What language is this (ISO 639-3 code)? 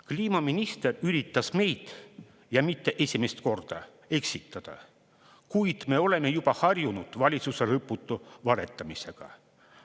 est